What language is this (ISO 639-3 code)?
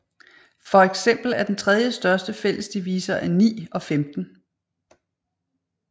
dan